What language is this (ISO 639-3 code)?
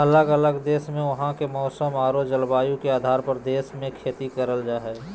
mag